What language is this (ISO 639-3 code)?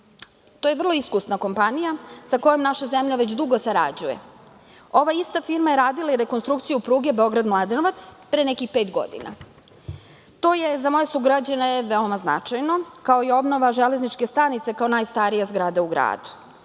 srp